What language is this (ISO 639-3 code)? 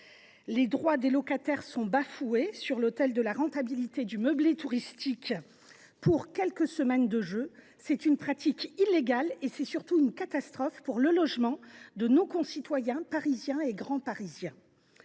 fra